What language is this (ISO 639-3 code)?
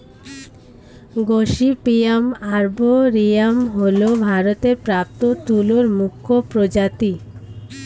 ben